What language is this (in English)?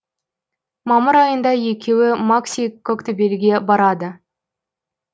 Kazakh